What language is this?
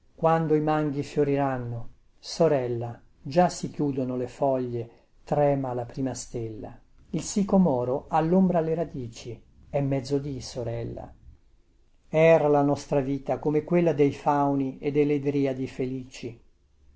Italian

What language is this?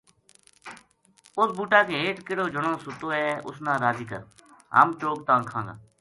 Gujari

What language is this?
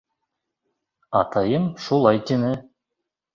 Bashkir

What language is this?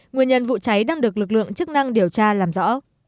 Vietnamese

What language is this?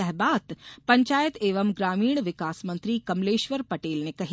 Hindi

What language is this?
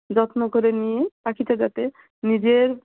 Bangla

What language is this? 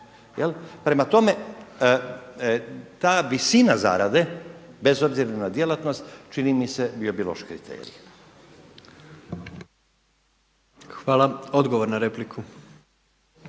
Croatian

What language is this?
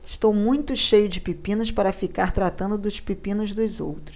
Portuguese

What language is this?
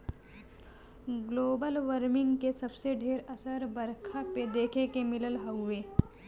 Bhojpuri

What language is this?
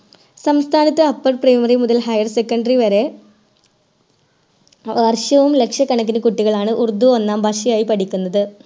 Malayalam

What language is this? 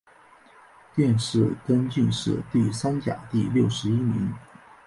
Chinese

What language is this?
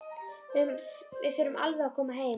Icelandic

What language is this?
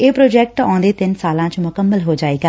Punjabi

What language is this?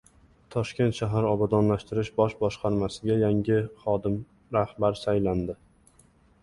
Uzbek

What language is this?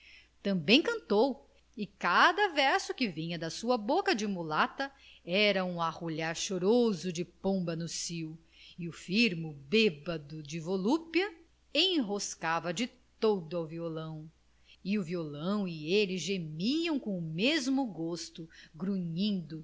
Portuguese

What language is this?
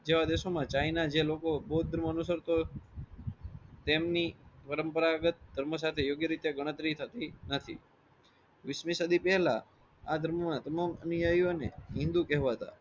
Gujarati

